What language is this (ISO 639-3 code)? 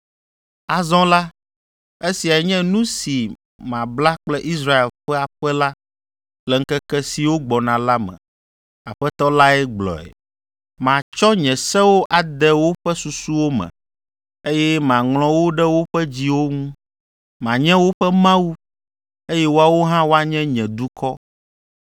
ewe